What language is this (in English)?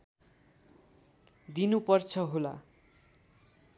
Nepali